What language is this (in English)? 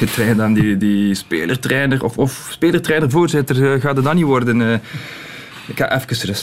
Dutch